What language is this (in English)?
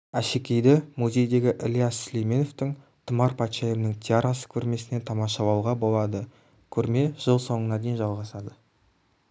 Kazakh